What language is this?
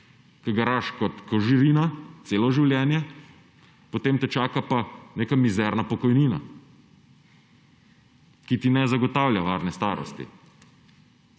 Slovenian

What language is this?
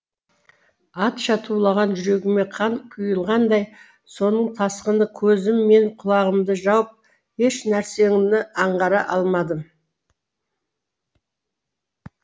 Kazakh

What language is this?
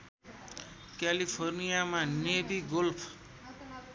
Nepali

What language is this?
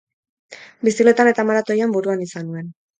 Basque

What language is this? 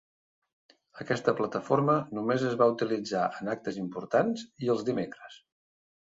Catalan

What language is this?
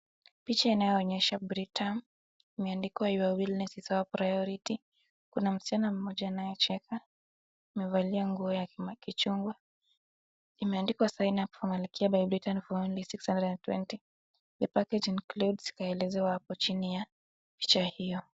Swahili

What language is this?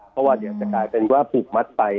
Thai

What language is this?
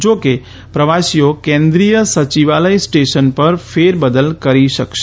Gujarati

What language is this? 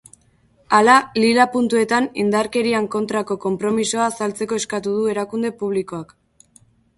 Basque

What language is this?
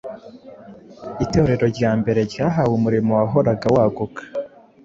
Kinyarwanda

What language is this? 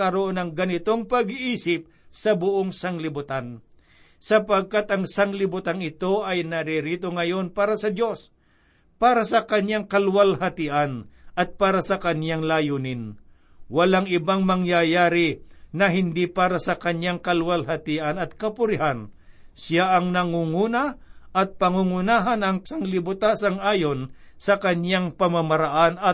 Filipino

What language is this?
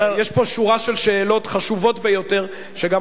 Hebrew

